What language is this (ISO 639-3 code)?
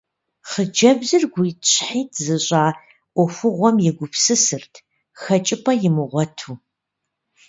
kbd